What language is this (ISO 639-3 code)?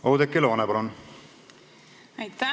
est